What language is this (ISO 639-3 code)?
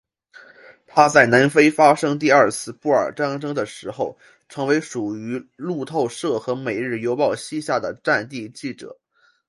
zho